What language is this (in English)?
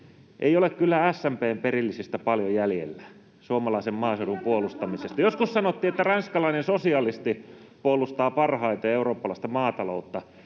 Finnish